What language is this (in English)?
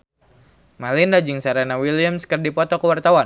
Sundanese